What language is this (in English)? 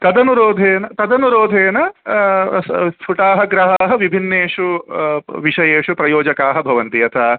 Sanskrit